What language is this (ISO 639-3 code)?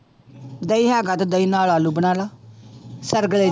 pan